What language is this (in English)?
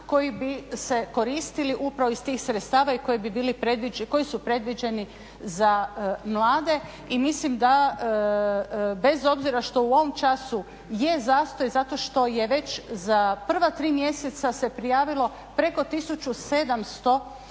Croatian